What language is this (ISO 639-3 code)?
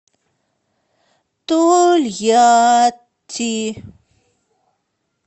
rus